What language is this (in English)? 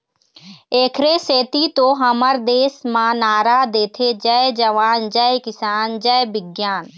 Chhattisgarhi